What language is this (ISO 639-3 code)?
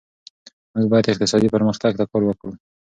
pus